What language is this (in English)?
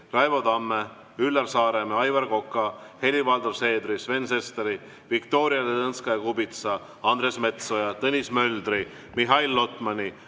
Estonian